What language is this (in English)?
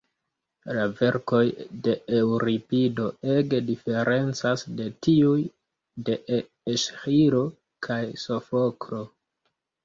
Esperanto